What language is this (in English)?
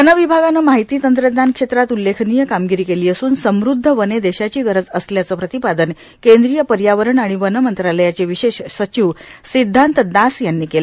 Marathi